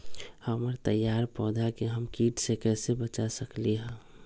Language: Magahi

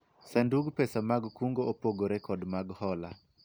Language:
Luo (Kenya and Tanzania)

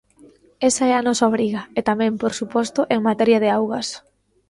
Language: Galician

